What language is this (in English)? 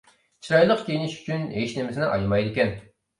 Uyghur